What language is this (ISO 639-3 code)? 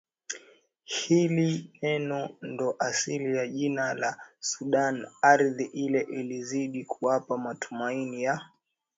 swa